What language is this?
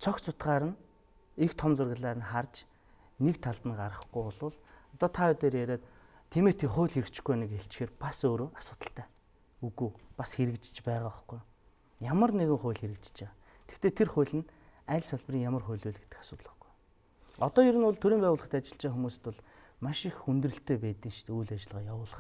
French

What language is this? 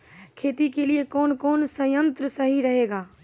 Maithili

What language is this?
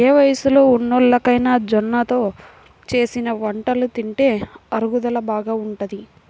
Telugu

